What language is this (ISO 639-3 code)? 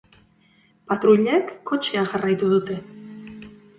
eus